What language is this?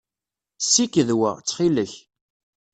Kabyle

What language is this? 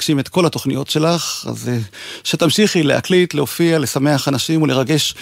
Hebrew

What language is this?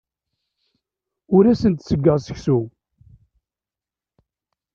Kabyle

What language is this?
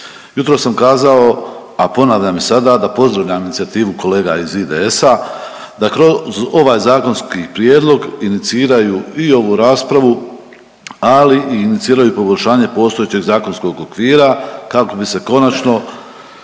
Croatian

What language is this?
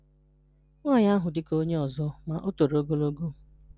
Igbo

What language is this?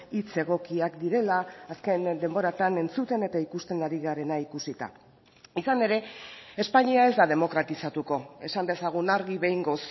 Basque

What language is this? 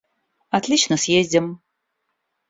Russian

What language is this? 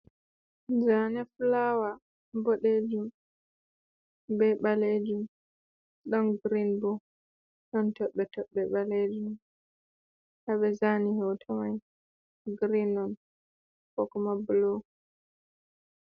Fula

